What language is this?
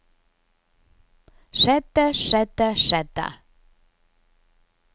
Norwegian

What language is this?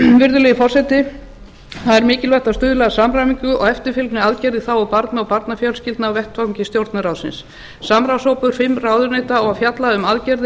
Icelandic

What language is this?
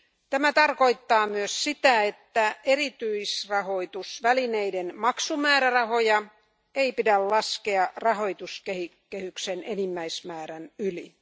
Finnish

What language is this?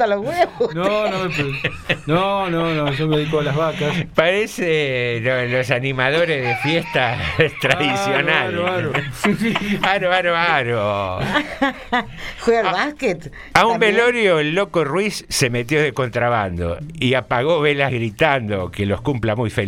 Spanish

